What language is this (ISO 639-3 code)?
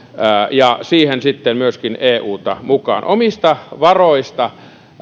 fin